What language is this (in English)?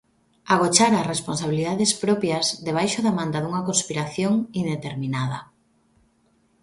Galician